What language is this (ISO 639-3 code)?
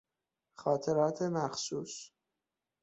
fas